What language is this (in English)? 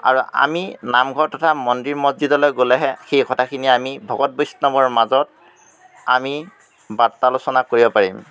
Assamese